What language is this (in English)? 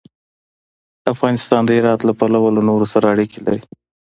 Pashto